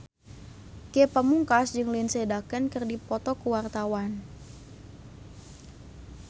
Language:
Sundanese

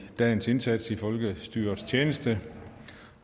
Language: Danish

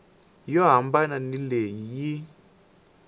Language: Tsonga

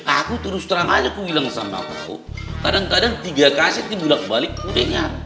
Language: Indonesian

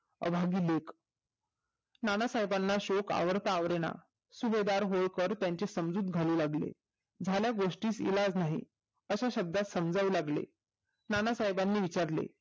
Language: Marathi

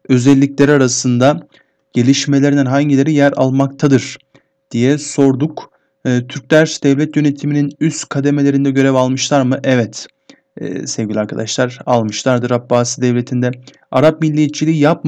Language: Turkish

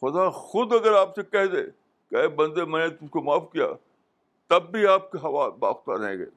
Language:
Urdu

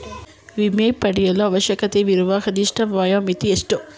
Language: Kannada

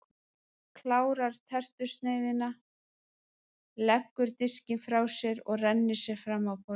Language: Icelandic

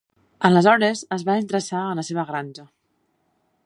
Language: Catalan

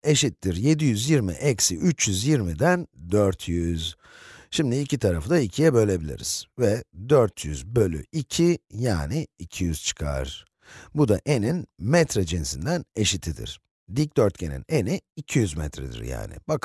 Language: Turkish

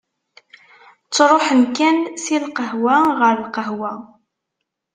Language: Kabyle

